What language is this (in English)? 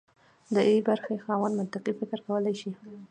Pashto